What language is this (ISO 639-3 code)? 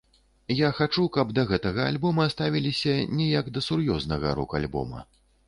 bel